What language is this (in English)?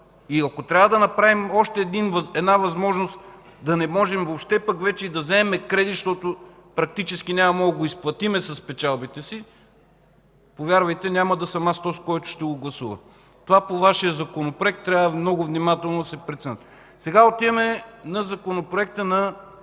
Bulgarian